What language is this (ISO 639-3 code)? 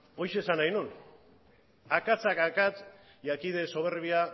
eus